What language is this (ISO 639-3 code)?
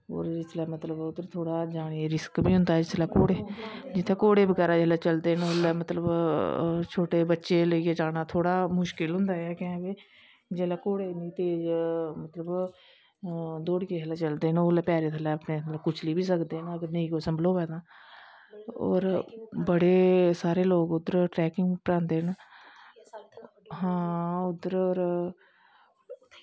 doi